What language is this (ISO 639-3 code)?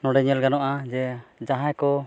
sat